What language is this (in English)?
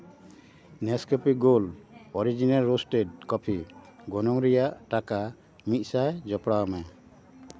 Santali